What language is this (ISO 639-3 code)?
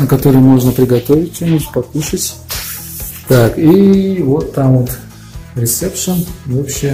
rus